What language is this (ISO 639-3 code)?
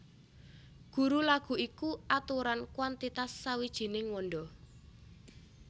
jav